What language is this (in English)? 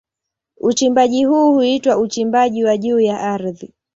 Swahili